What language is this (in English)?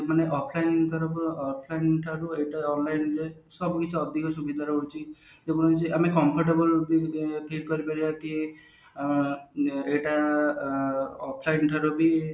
Odia